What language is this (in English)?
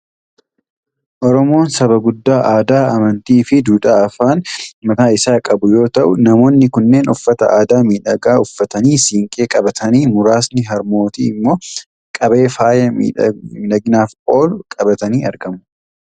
Oromo